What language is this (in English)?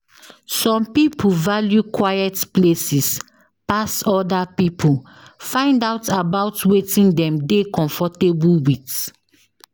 Nigerian Pidgin